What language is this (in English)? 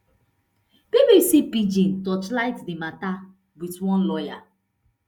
Nigerian Pidgin